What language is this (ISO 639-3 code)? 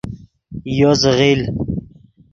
ydg